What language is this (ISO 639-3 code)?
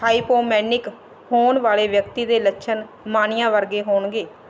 pan